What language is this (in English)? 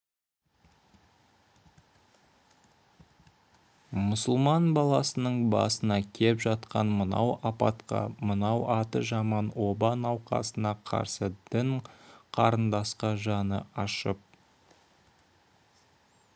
Kazakh